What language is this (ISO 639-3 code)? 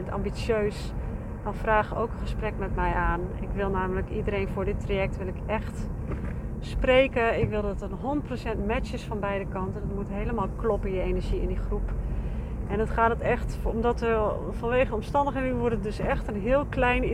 nld